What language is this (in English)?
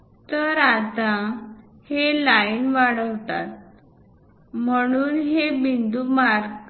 Marathi